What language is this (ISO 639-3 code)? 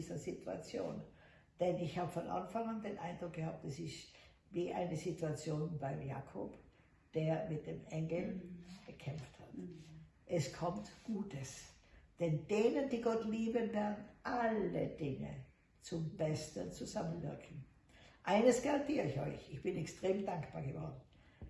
deu